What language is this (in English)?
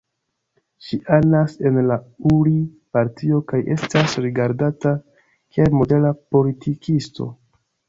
Esperanto